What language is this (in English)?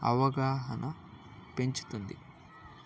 Telugu